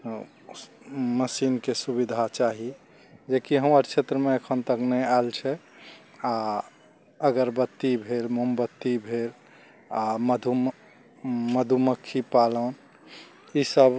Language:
Maithili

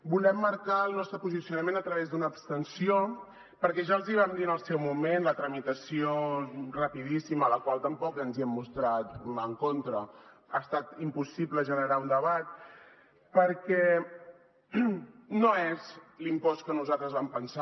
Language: Catalan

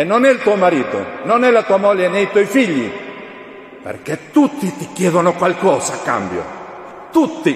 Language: Italian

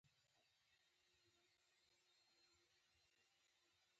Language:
Pashto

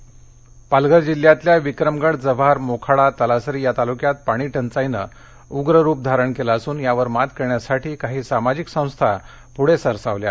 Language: Marathi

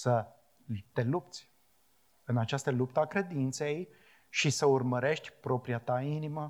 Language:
Romanian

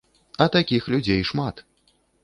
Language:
Belarusian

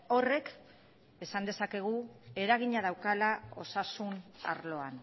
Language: Basque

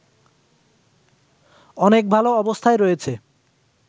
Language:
Bangla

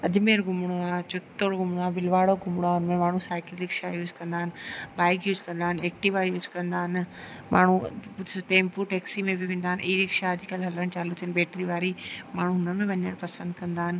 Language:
Sindhi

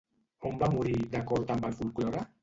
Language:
Catalan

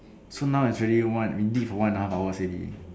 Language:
English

